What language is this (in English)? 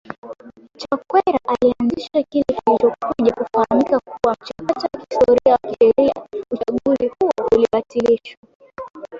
Swahili